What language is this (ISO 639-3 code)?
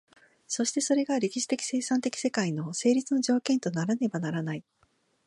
jpn